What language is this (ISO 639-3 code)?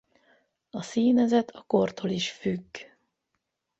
hun